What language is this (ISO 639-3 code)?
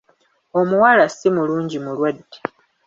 lug